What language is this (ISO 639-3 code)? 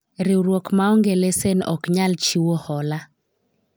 luo